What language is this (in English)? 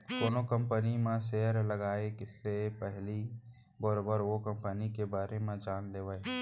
Chhattisgarhi